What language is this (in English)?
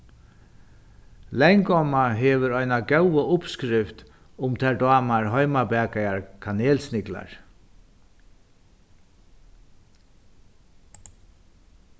Faroese